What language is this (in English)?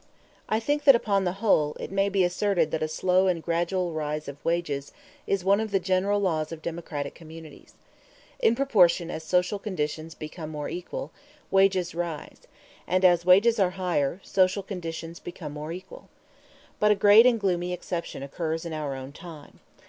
English